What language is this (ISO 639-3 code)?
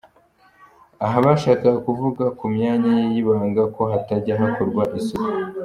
kin